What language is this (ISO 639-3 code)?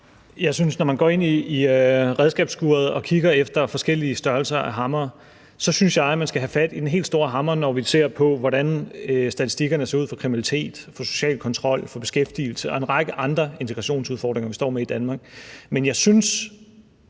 dan